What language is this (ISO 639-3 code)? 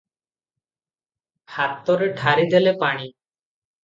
ori